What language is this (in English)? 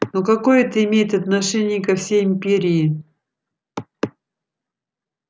Russian